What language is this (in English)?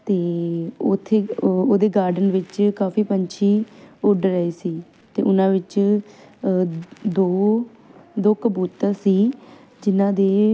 Punjabi